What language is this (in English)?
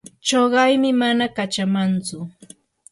Yanahuanca Pasco Quechua